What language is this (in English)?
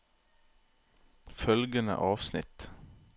Norwegian